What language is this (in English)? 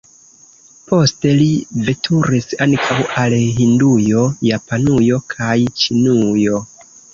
Esperanto